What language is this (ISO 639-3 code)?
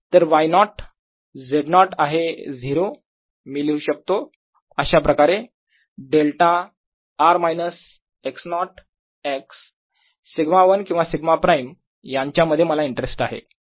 mar